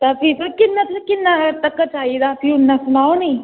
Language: Dogri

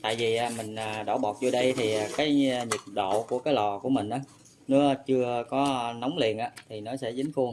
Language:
Vietnamese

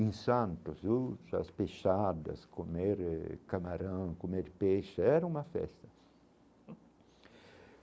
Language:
Portuguese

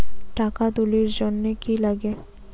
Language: Bangla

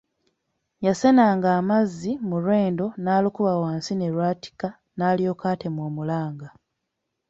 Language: Ganda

